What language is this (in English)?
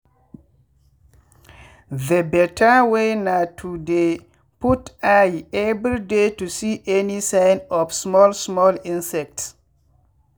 Nigerian Pidgin